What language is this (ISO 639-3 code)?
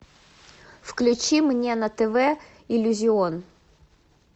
rus